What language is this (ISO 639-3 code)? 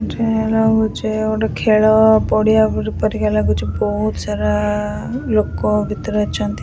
ori